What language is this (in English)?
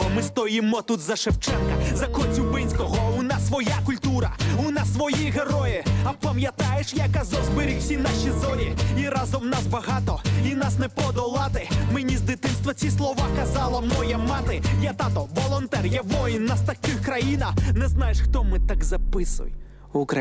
Ukrainian